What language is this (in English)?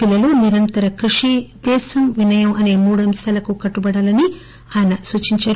Telugu